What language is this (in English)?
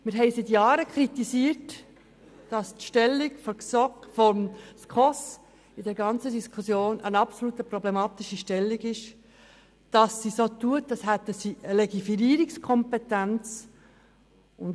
Swiss German